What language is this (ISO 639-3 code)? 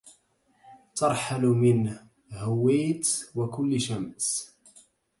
ara